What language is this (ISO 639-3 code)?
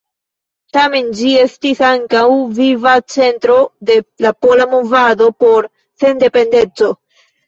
epo